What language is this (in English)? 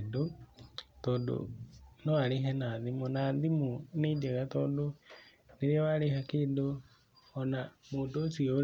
Kikuyu